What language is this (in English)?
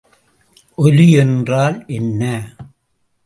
Tamil